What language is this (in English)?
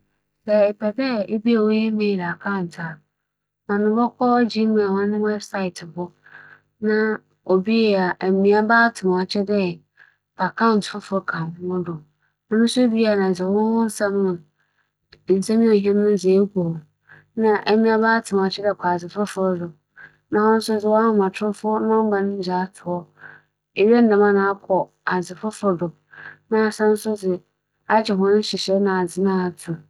Akan